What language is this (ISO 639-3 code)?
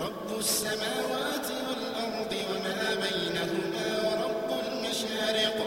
ara